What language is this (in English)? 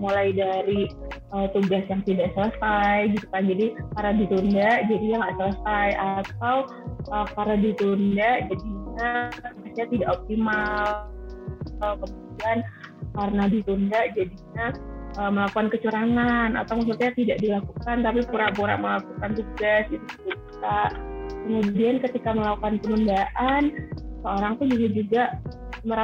Indonesian